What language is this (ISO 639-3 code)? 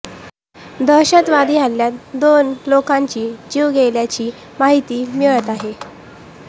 mar